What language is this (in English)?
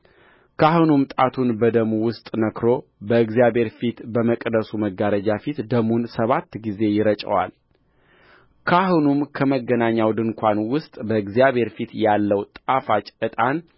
Amharic